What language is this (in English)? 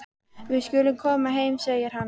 Icelandic